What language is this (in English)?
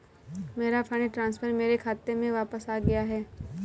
Hindi